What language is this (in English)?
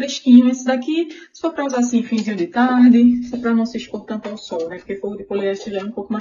Portuguese